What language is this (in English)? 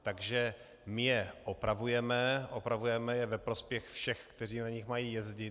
Czech